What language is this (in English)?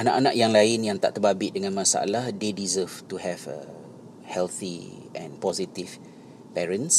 Malay